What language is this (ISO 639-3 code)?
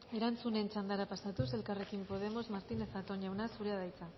eus